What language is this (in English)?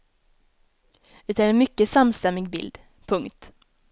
Swedish